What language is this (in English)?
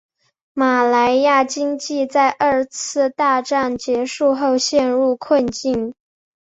Chinese